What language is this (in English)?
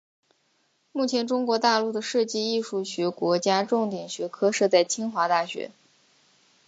Chinese